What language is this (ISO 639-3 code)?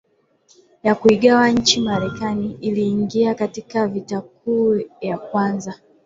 swa